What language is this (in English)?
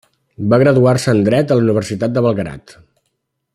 Catalan